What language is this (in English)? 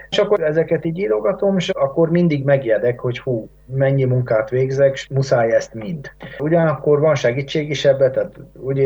Hungarian